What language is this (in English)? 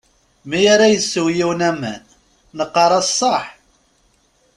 Kabyle